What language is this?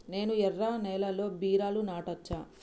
Telugu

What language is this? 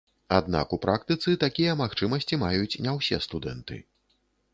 Belarusian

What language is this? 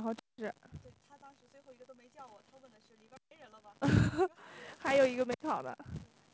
Chinese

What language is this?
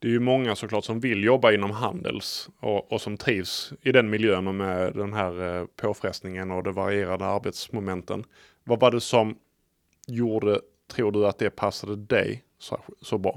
Swedish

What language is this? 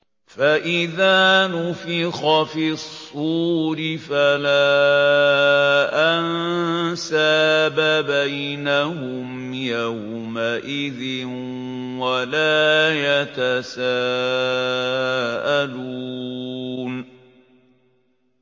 Arabic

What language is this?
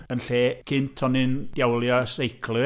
Welsh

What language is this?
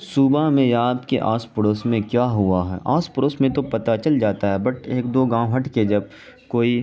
Urdu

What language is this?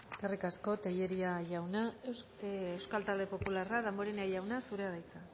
Basque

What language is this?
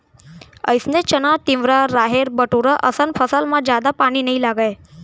Chhattisgarhi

